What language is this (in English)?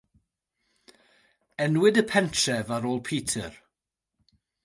Welsh